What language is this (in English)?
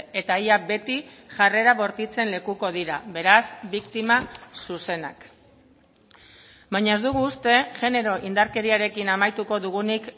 Basque